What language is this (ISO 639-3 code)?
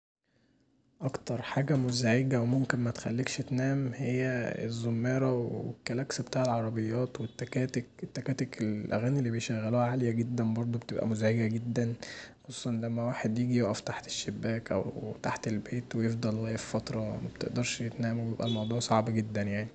arz